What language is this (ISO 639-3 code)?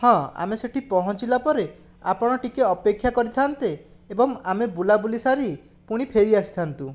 ori